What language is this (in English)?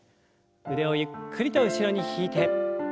Japanese